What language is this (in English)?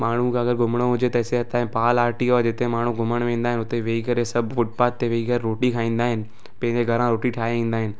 Sindhi